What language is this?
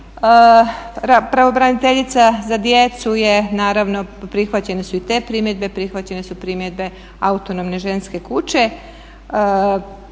Croatian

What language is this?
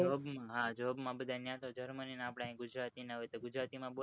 Gujarati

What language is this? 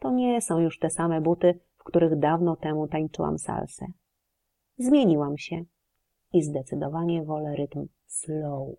Polish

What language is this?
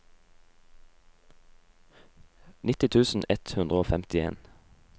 Norwegian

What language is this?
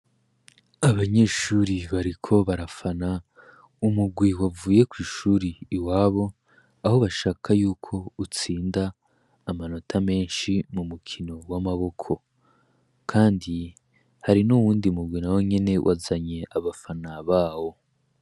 Rundi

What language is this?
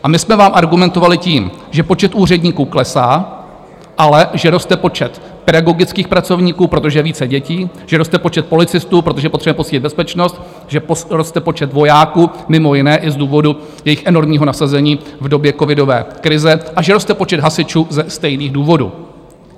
Czech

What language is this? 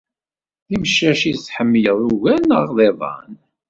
Kabyle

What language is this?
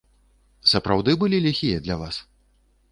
Belarusian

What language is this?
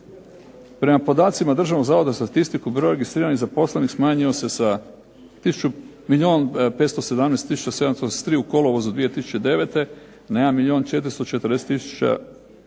Croatian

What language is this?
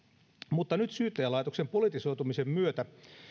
Finnish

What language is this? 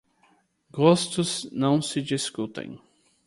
Portuguese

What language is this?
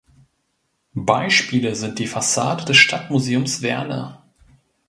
German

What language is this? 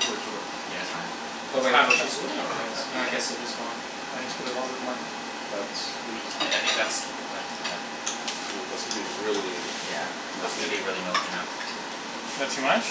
English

